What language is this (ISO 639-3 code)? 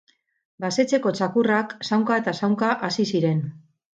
eus